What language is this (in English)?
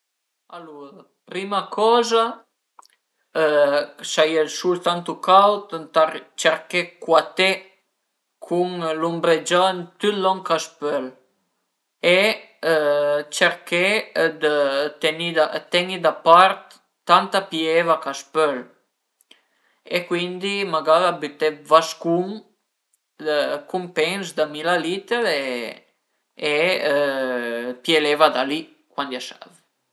Piedmontese